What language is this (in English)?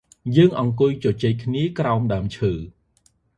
Khmer